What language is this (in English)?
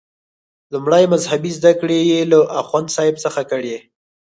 Pashto